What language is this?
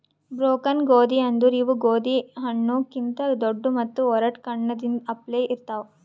Kannada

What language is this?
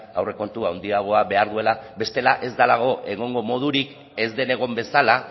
Basque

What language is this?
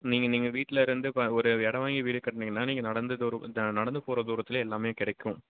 Tamil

